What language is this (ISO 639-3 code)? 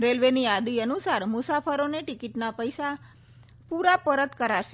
guj